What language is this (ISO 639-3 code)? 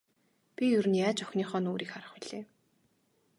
mon